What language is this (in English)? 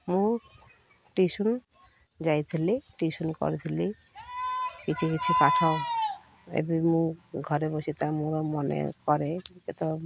Odia